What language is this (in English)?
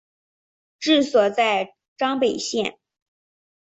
Chinese